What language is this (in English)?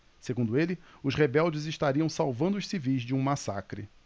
Portuguese